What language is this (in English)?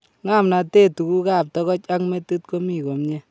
Kalenjin